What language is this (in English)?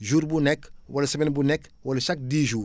Wolof